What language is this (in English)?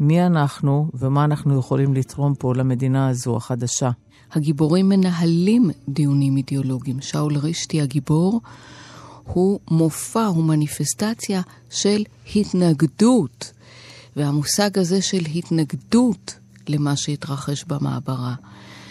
Hebrew